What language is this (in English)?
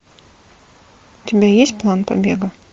Russian